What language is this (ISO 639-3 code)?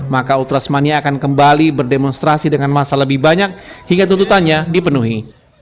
ind